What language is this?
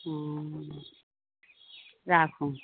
Maithili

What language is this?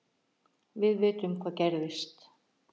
Icelandic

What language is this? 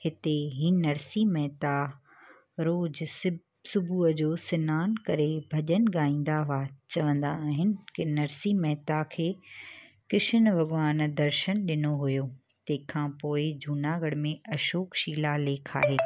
Sindhi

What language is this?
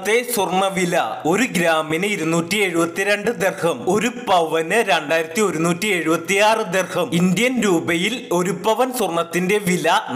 Malayalam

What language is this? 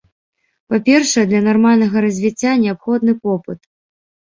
Belarusian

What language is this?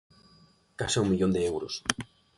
Galician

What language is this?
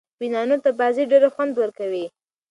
Pashto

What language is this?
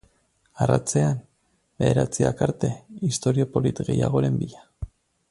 Basque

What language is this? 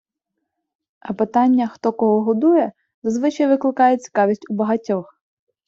Ukrainian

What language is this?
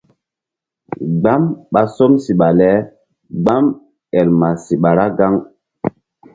Mbum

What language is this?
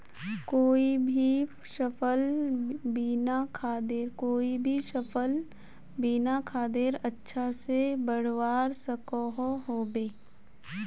Magahi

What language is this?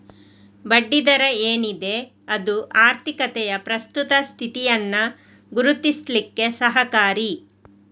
Kannada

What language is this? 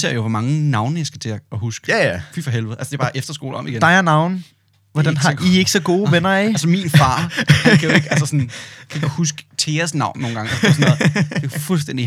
Danish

